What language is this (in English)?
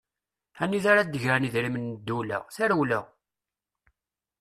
Kabyle